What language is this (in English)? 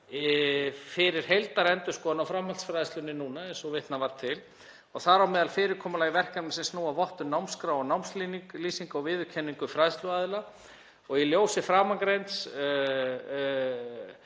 Icelandic